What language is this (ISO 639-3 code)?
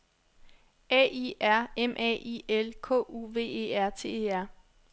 dan